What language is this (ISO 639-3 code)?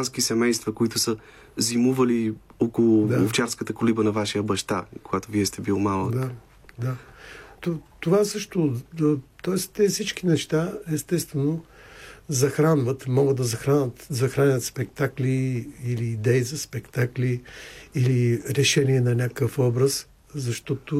bul